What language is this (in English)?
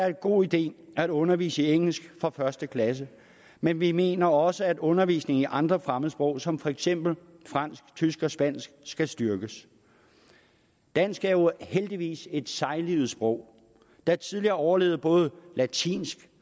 Danish